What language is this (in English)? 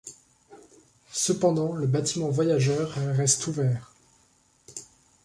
French